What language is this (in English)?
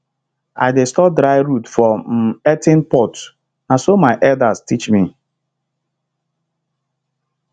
Nigerian Pidgin